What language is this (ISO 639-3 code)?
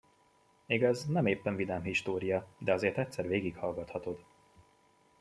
hun